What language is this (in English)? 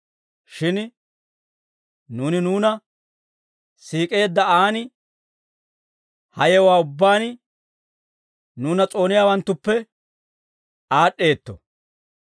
Dawro